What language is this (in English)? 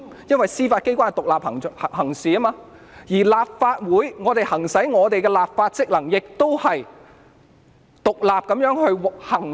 Cantonese